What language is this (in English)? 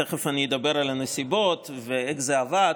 Hebrew